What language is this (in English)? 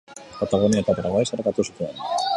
Basque